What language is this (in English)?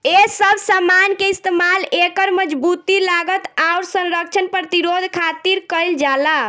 Bhojpuri